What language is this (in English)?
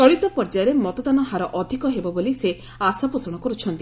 Odia